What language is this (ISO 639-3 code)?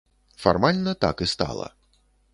bel